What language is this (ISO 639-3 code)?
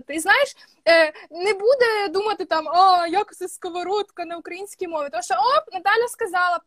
ukr